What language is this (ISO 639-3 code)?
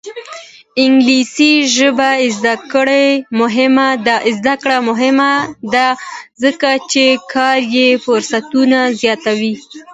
pus